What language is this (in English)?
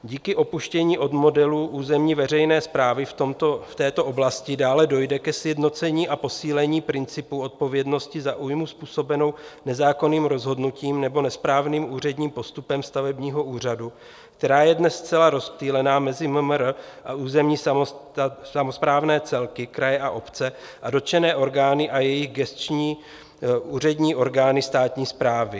Czech